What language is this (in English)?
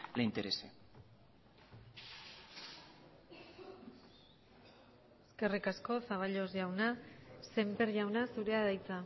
Basque